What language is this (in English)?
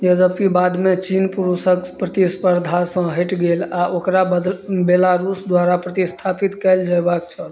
Maithili